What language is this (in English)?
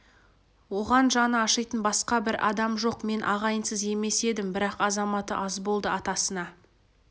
Kazakh